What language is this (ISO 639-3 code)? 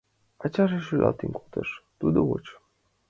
chm